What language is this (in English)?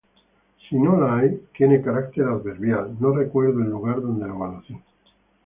Spanish